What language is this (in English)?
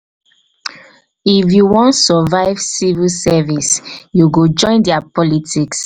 Nigerian Pidgin